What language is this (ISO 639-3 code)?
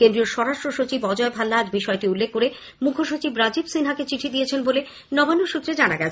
ben